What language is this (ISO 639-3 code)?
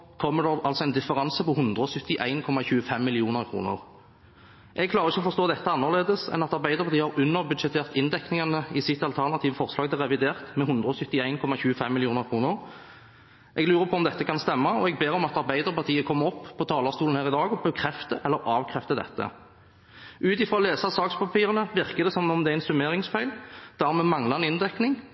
nob